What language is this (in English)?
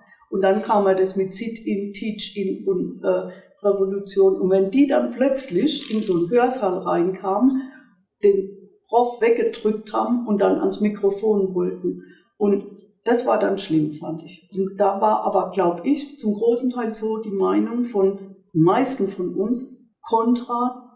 German